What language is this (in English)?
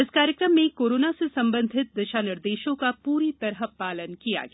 Hindi